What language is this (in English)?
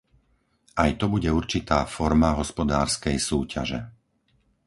Slovak